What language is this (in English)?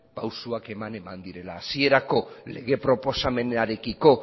Basque